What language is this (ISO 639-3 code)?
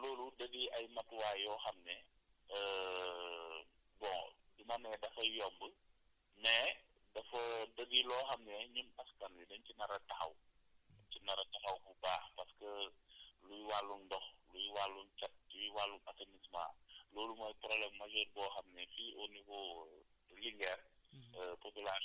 wol